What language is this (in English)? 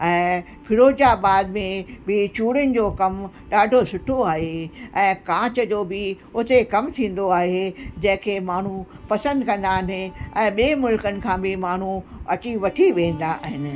Sindhi